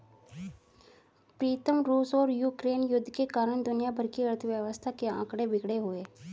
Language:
Hindi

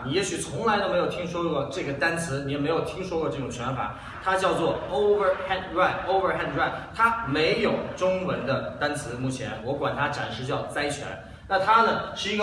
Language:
Chinese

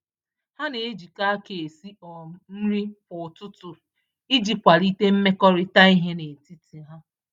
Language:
Igbo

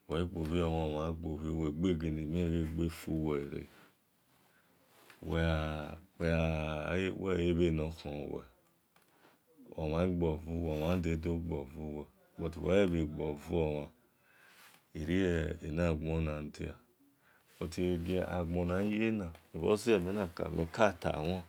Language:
Esan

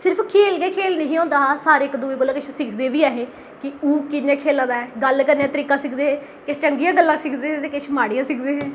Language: Dogri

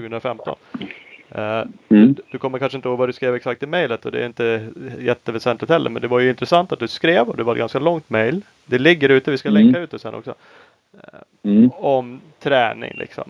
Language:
Swedish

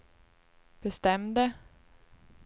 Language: Swedish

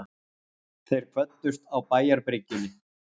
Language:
Icelandic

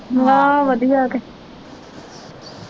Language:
Punjabi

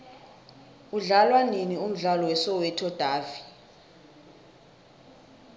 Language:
South Ndebele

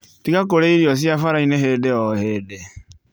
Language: Kikuyu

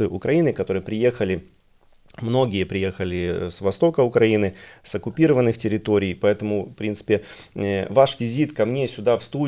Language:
Russian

